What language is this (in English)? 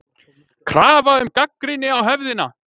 Icelandic